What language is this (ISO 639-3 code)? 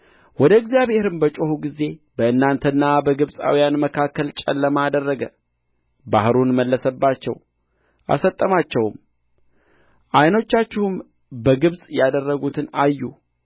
amh